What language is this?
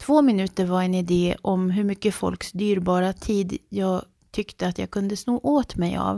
Swedish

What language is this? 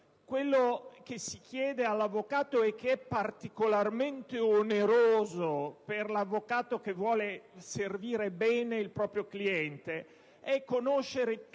Italian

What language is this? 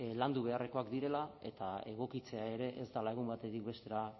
Basque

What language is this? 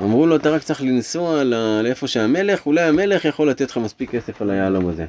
Hebrew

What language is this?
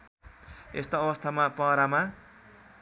Nepali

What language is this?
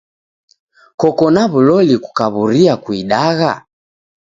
Taita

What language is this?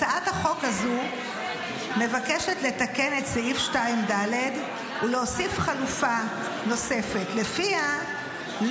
Hebrew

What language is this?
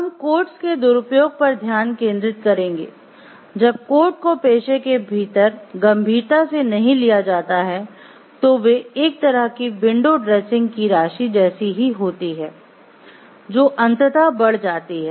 Hindi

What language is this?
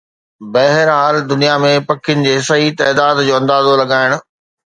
Sindhi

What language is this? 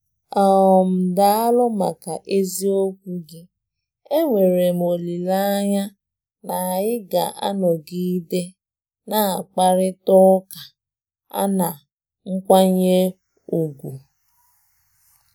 Igbo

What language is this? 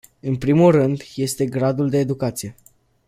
Romanian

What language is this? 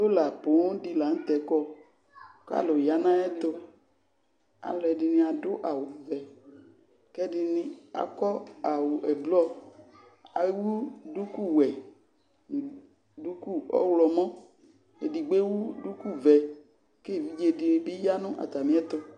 Ikposo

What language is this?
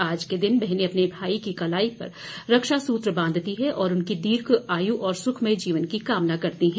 Hindi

